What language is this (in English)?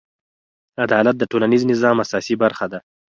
Pashto